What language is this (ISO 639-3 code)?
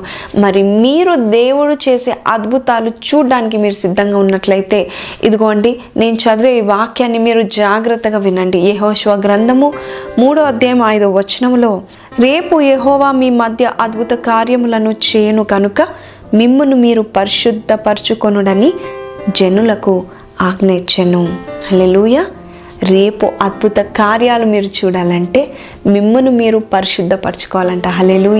tel